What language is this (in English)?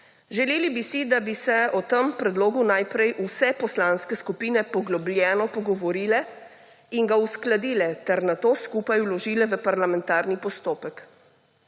Slovenian